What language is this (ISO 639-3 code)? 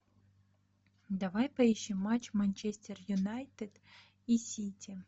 rus